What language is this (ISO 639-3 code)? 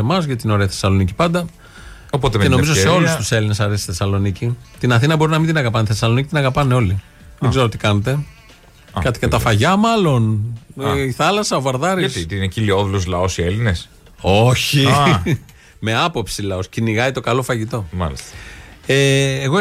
ell